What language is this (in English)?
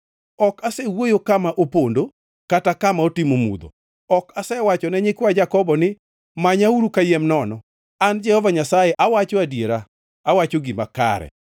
Luo (Kenya and Tanzania)